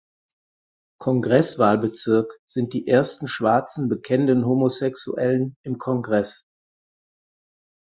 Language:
German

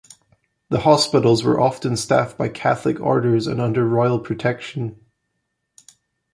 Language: English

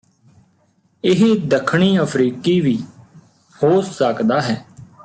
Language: Punjabi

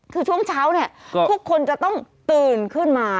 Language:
Thai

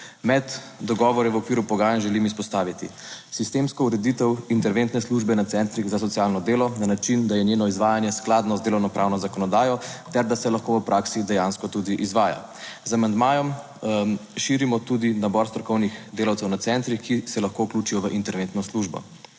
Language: Slovenian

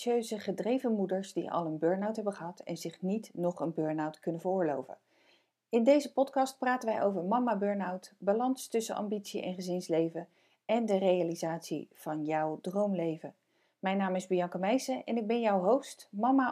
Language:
Dutch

